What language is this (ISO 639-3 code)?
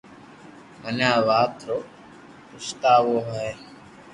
lrk